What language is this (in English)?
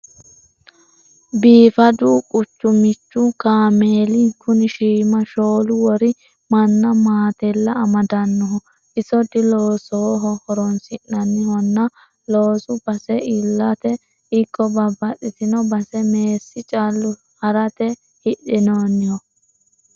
Sidamo